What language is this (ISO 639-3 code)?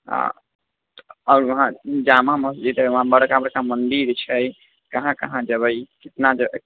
mai